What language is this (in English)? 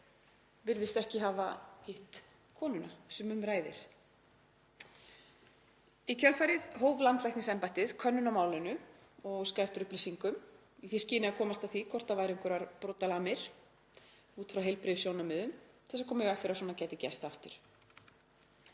Icelandic